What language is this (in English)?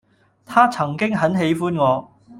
Cantonese